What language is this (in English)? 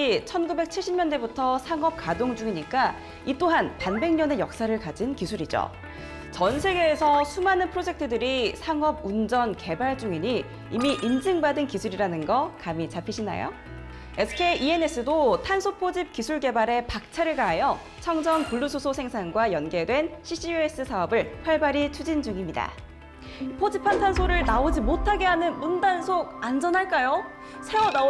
Korean